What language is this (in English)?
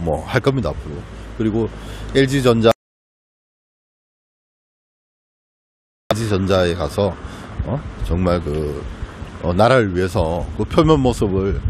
Korean